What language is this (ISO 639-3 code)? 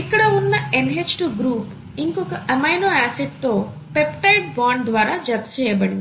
tel